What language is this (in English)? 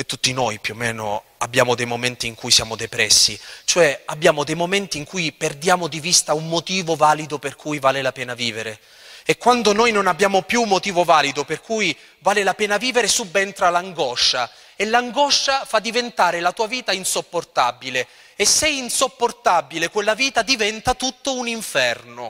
Italian